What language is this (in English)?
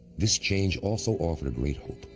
English